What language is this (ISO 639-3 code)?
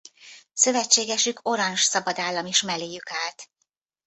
hun